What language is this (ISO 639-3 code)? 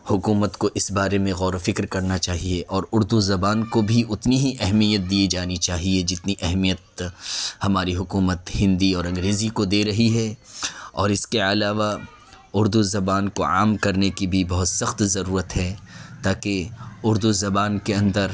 urd